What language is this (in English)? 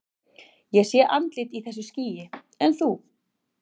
Icelandic